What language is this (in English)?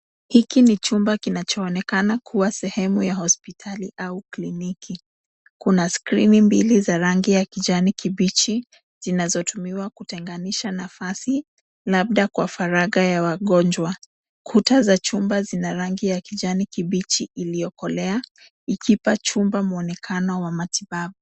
Swahili